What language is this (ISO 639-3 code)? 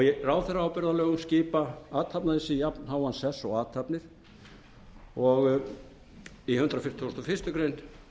isl